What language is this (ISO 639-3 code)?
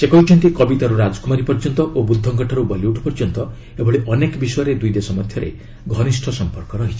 ori